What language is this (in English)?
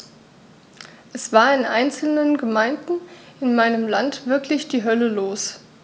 German